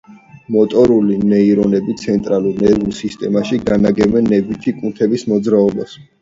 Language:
Georgian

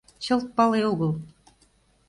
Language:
Mari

